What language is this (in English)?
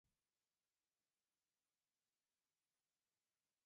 Georgian